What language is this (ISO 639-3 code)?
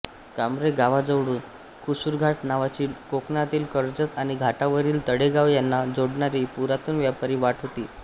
mar